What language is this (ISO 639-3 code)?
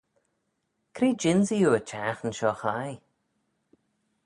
glv